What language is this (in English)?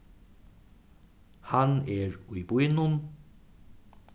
Faroese